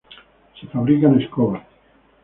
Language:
Spanish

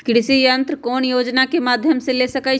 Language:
Magahi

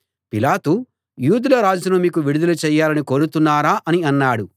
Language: Telugu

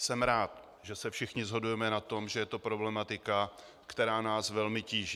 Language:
Czech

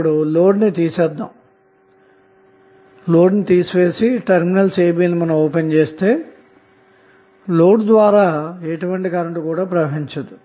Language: Telugu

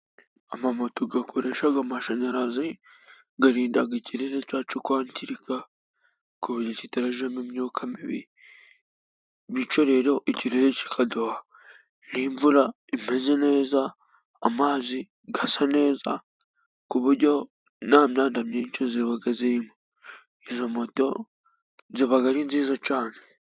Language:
Kinyarwanda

